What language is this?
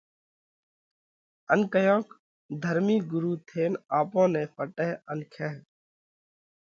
Parkari Koli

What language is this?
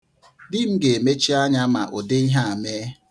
Igbo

